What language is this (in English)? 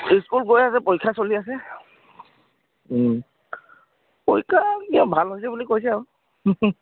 Assamese